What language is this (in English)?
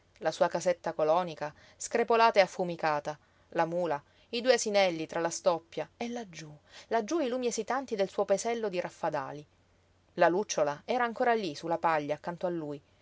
Italian